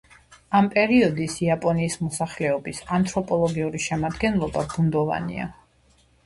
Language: Georgian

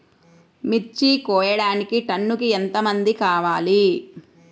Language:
Telugu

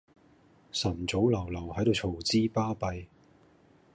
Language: Cantonese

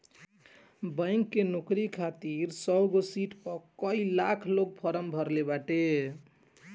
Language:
Bhojpuri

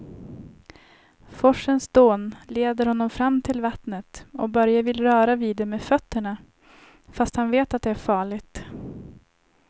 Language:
Swedish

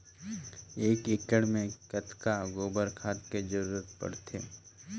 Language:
Chhattisgarhi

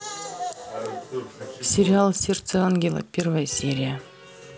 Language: Russian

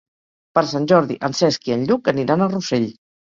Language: Catalan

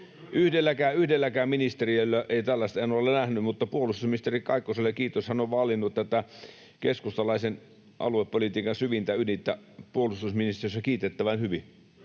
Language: Finnish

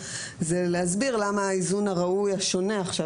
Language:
Hebrew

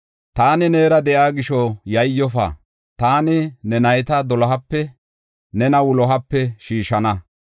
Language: Gofa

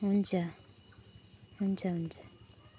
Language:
Nepali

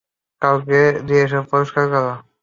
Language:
Bangla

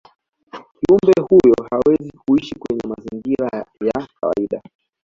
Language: Swahili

